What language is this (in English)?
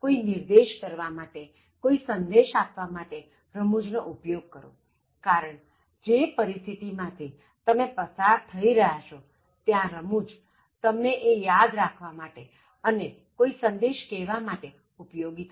Gujarati